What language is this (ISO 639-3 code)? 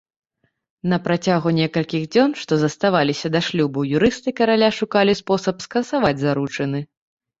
bel